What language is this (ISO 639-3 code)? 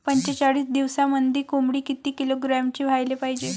mar